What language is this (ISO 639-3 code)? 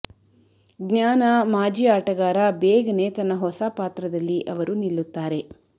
kan